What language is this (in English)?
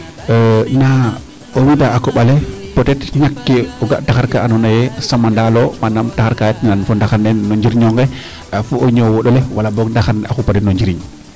Serer